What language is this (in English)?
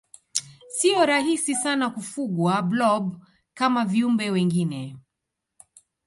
Swahili